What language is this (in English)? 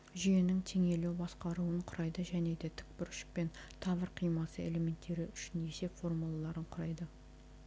Kazakh